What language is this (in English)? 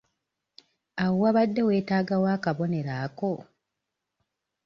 Ganda